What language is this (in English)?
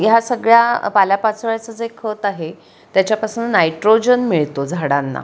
Marathi